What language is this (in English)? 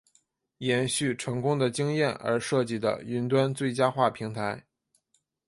Chinese